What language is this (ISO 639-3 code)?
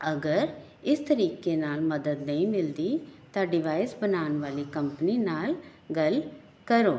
pan